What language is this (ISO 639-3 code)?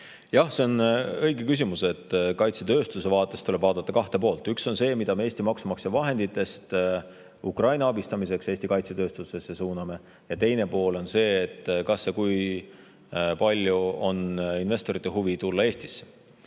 est